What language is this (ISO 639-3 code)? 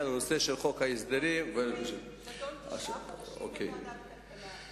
heb